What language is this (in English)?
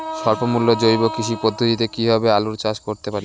Bangla